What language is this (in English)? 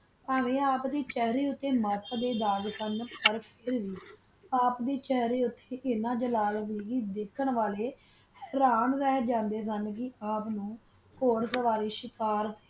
Punjabi